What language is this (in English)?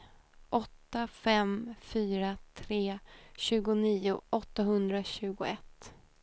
Swedish